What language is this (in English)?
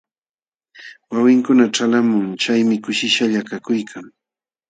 Jauja Wanca Quechua